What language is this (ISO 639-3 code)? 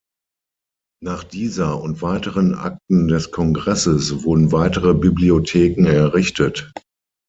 deu